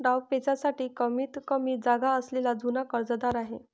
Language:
Marathi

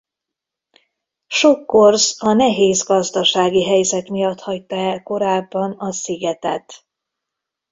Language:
Hungarian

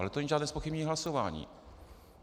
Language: Czech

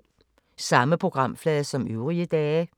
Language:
Danish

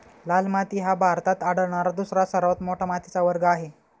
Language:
Marathi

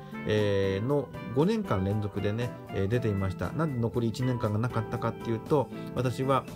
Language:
Japanese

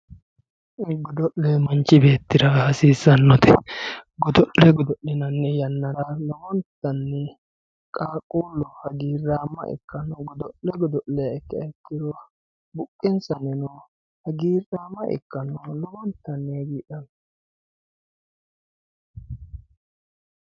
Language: Sidamo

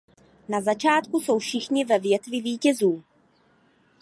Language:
Czech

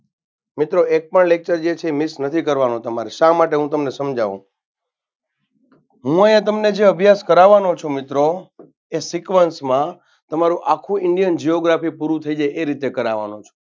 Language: Gujarati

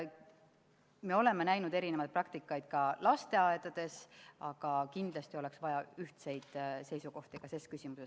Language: Estonian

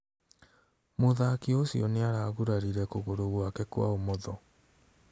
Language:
Kikuyu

